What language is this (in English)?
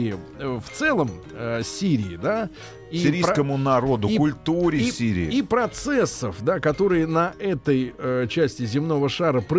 Russian